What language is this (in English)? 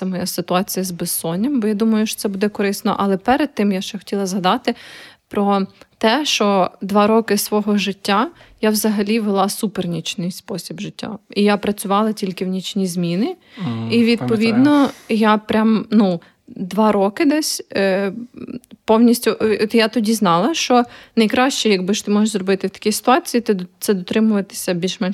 Ukrainian